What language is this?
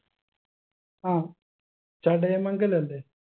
Malayalam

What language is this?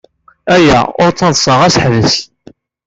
Kabyle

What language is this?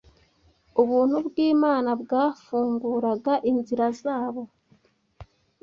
Kinyarwanda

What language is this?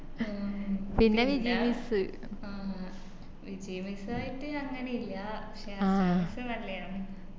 Malayalam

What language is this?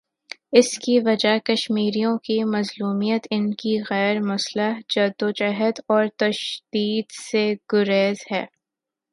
Urdu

